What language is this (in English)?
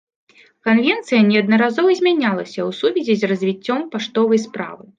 Belarusian